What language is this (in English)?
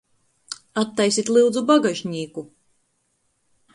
Latgalian